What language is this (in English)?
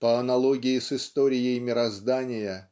Russian